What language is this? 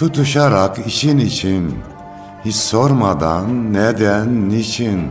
Turkish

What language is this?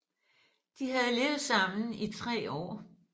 Danish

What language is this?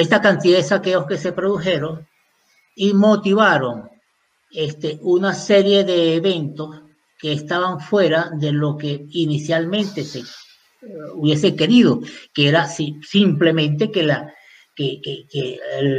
Spanish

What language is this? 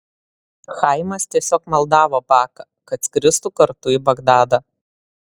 Lithuanian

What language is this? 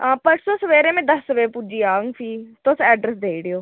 Dogri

